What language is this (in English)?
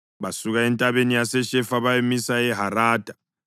North Ndebele